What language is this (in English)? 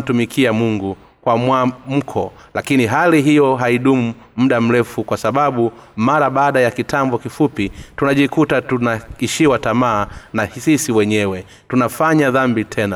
Swahili